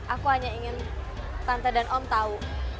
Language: Indonesian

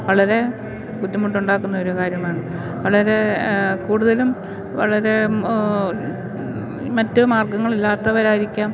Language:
Malayalam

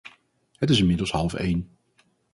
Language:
Dutch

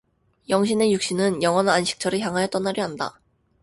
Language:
Korean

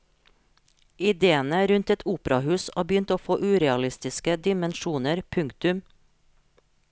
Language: Norwegian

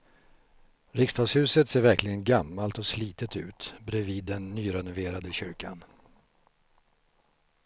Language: Swedish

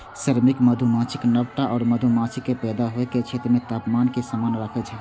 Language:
Maithili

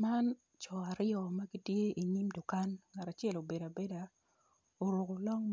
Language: Acoli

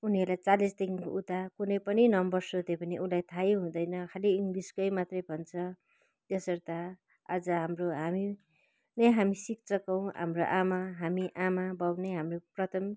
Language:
Nepali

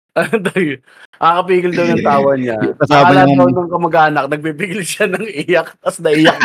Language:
Filipino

